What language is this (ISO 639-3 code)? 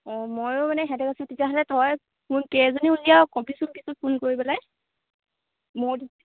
asm